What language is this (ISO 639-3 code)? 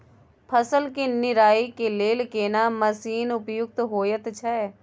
mai